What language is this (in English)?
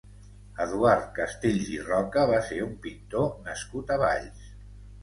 Catalan